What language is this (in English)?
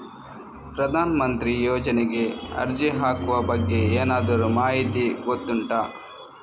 Kannada